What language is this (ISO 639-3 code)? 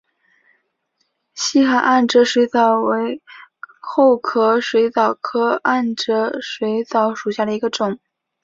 zho